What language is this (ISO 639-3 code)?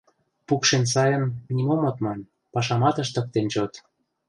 chm